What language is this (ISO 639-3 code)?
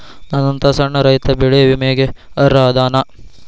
kan